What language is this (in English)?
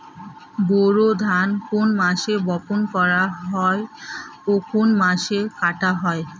Bangla